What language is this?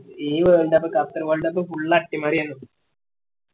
Malayalam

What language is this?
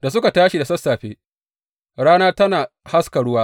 Hausa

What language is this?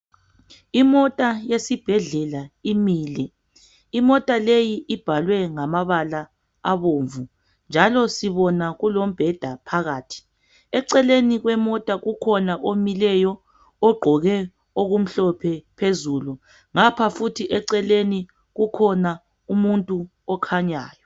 North Ndebele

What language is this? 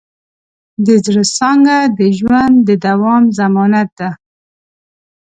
Pashto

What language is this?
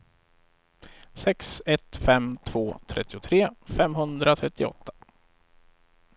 Swedish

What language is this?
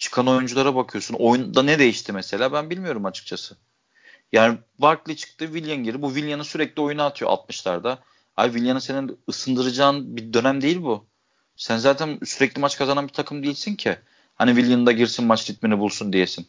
Turkish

